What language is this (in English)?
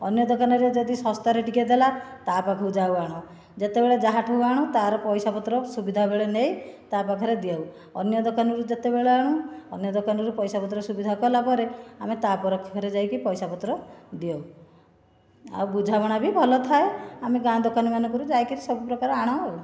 Odia